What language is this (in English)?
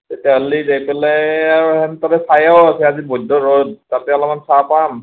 Assamese